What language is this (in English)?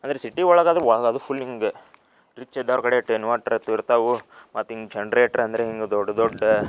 Kannada